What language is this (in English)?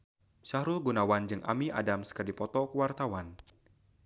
Sundanese